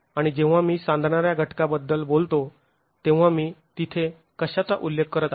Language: Marathi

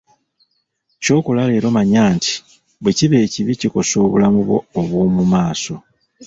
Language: Ganda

